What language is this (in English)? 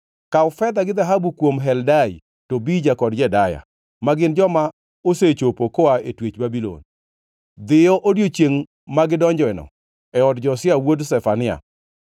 Luo (Kenya and Tanzania)